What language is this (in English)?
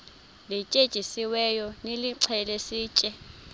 Xhosa